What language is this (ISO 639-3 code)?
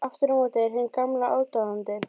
isl